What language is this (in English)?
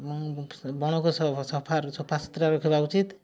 Odia